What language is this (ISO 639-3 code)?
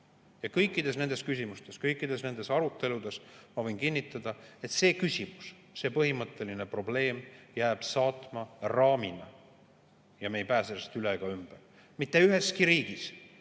est